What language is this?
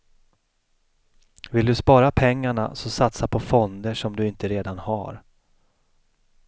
Swedish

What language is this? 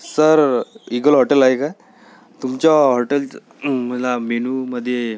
Marathi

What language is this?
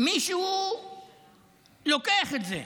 Hebrew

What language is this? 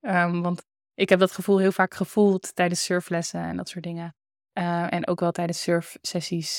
Dutch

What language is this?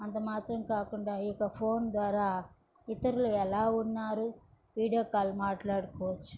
Telugu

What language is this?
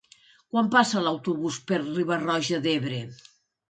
Catalan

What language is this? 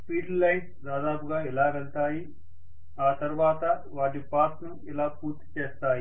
Telugu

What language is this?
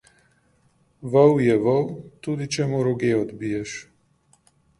Slovenian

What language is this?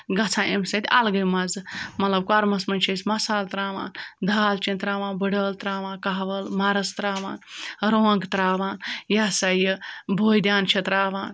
Kashmiri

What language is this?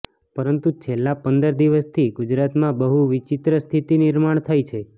Gujarati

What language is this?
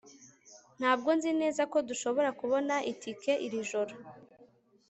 Kinyarwanda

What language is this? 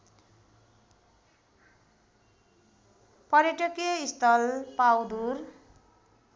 Nepali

